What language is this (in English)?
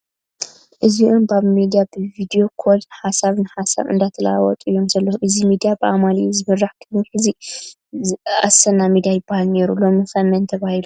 Tigrinya